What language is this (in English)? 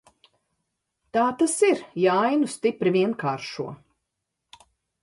Latvian